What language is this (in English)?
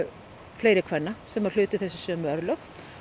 Icelandic